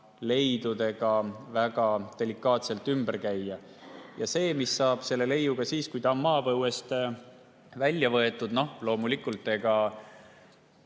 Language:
Estonian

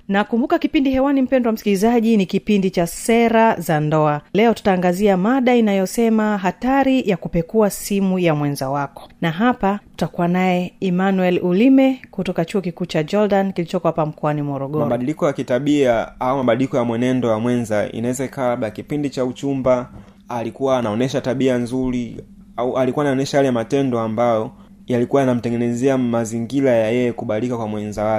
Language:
Swahili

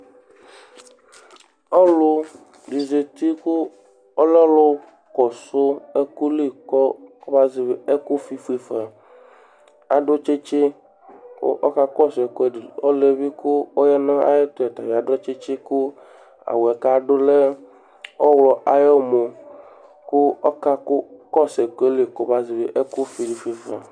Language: Ikposo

